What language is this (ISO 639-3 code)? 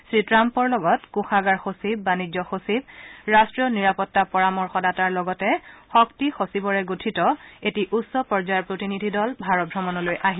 asm